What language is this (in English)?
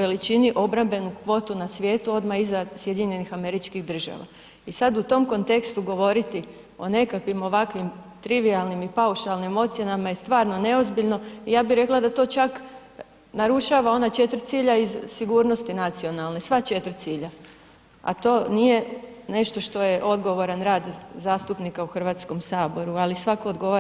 Croatian